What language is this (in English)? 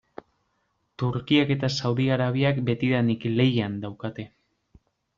Basque